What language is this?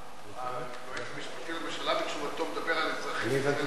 Hebrew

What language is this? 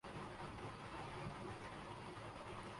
Urdu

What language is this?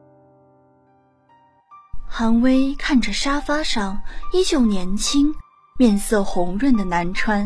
Chinese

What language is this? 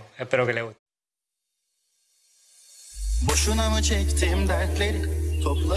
Turkish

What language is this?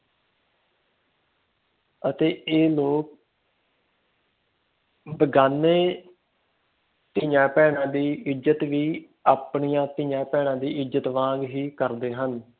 Punjabi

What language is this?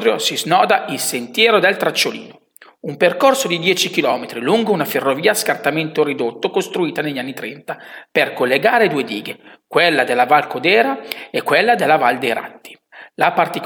Italian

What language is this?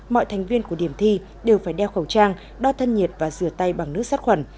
Vietnamese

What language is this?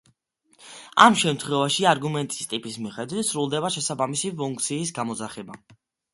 Georgian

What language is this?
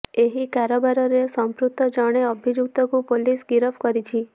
Odia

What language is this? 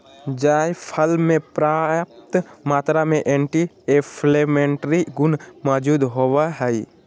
Magahi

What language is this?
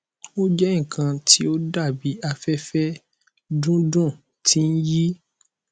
Yoruba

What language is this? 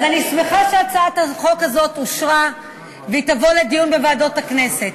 Hebrew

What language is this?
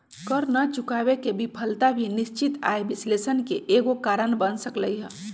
Magahi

